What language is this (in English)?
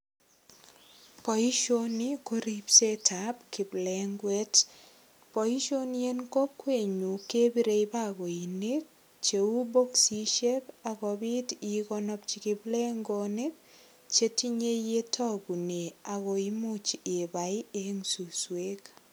Kalenjin